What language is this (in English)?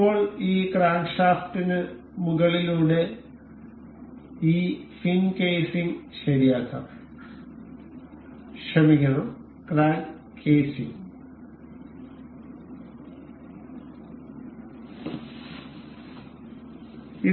Malayalam